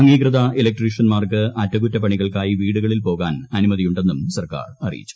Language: Malayalam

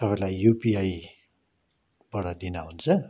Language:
Nepali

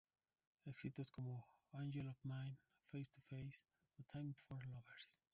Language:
Spanish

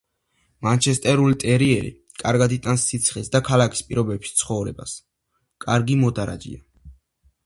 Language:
Georgian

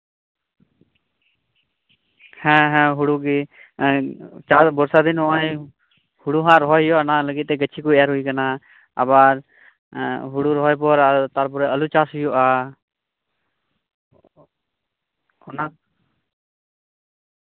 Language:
Santali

